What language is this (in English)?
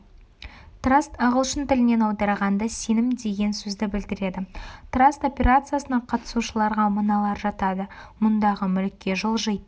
Kazakh